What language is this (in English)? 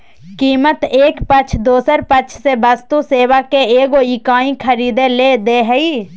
Magahi